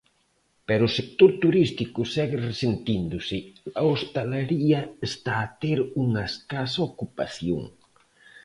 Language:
Galician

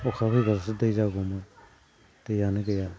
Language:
Bodo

